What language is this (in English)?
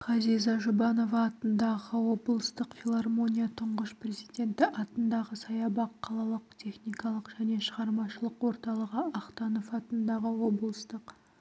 Kazakh